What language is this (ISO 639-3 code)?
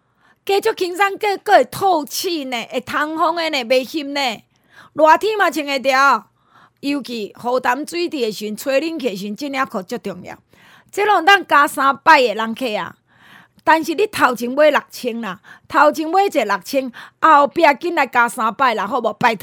zho